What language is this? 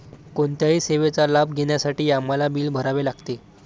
Marathi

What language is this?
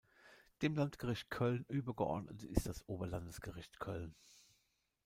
German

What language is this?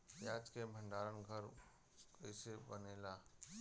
Bhojpuri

